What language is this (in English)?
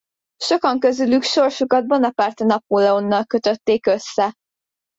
Hungarian